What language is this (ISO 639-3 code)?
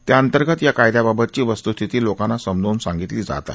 mar